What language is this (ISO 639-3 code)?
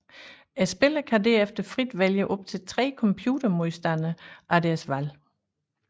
dan